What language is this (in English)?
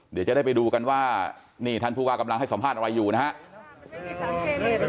Thai